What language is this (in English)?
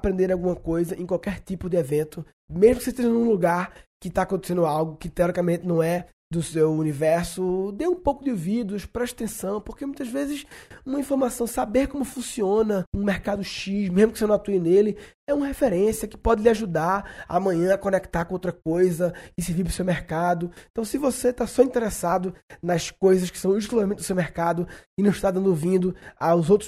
Portuguese